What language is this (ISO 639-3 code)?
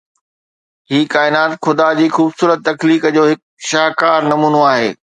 snd